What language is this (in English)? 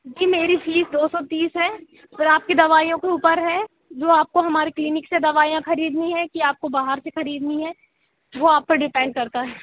Hindi